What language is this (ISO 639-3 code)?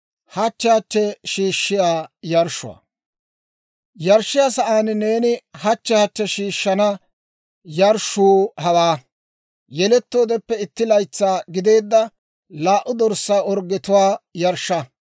dwr